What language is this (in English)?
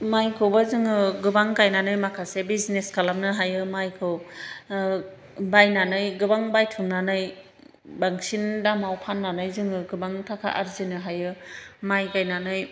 Bodo